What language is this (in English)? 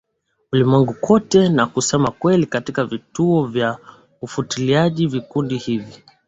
Swahili